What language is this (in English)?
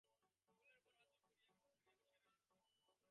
Bangla